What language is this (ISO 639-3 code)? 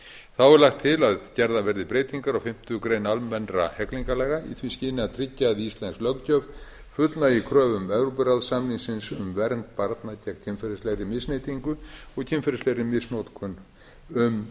isl